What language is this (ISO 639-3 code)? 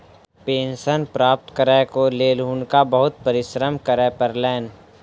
mai